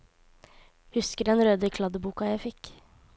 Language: Norwegian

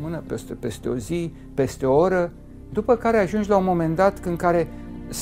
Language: Romanian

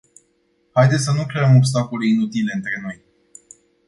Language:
Romanian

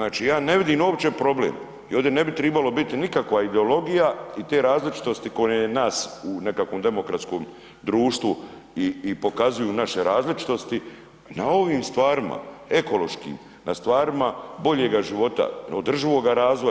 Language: Croatian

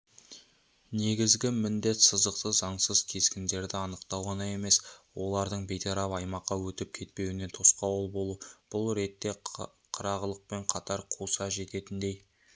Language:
Kazakh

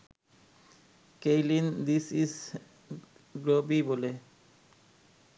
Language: Bangla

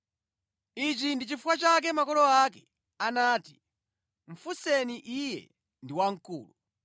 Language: Nyanja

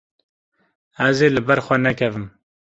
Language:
Kurdish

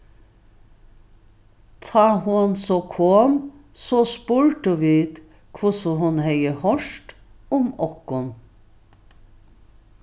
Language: Faroese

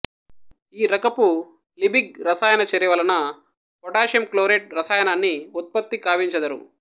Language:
Telugu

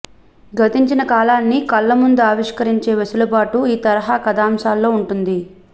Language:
Telugu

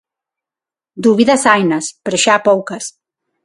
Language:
Galician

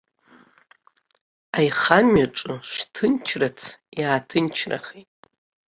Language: Abkhazian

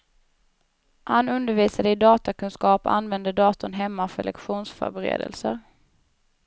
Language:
Swedish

